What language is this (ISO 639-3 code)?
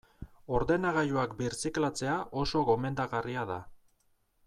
eus